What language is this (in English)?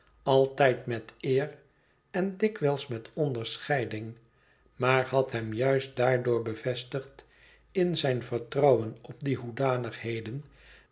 Dutch